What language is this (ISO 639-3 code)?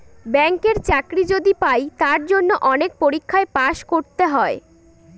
ben